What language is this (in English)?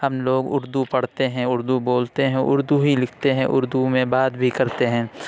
Urdu